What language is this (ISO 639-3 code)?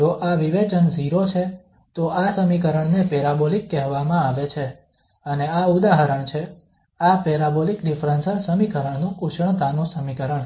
guj